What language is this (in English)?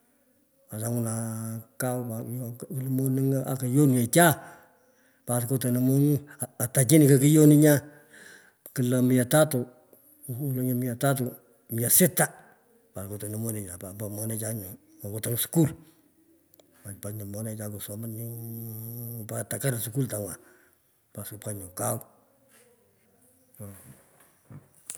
Pökoot